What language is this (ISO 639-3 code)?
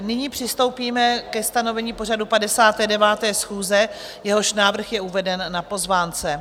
ces